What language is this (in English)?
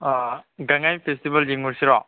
Manipuri